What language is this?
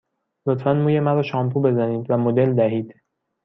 Persian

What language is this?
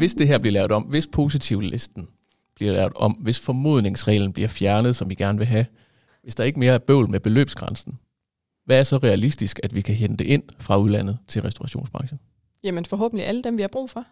Danish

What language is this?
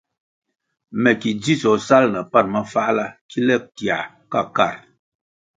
Kwasio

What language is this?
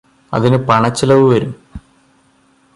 Malayalam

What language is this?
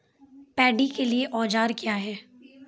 Maithili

